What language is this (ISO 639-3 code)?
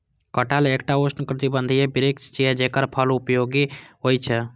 mai